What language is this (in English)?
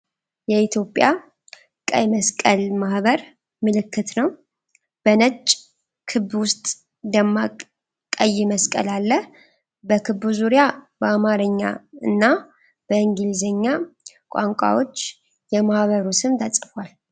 Amharic